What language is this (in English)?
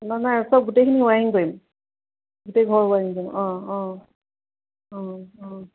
Assamese